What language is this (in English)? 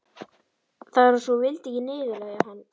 Icelandic